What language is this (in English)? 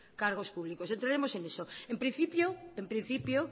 Spanish